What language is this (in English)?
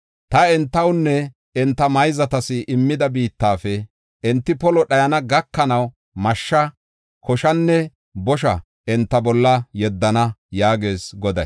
Gofa